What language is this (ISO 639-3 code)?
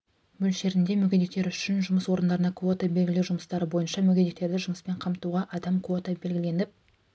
kaz